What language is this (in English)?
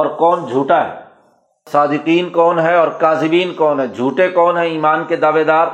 Urdu